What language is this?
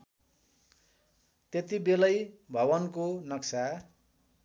Nepali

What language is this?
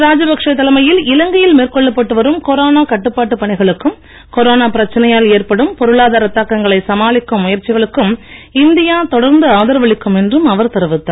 Tamil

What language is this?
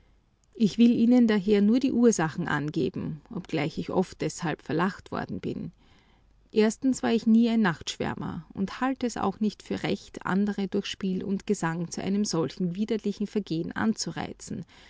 German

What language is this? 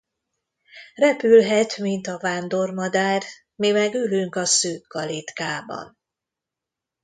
Hungarian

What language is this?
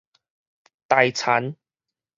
Min Nan Chinese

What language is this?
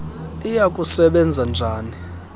Xhosa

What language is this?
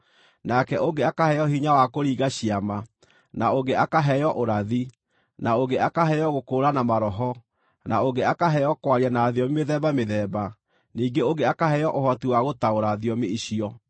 Kikuyu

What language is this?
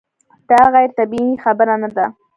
Pashto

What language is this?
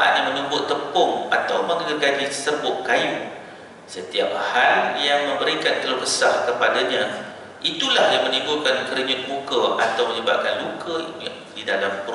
Malay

